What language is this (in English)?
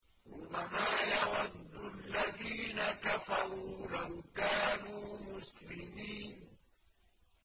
Arabic